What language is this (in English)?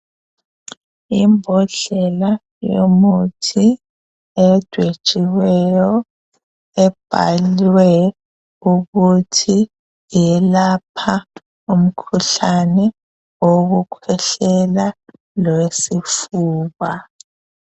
North Ndebele